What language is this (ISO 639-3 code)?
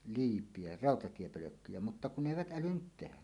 fin